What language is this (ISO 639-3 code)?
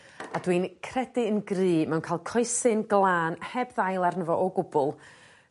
cym